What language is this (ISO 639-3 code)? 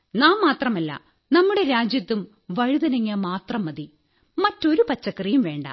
mal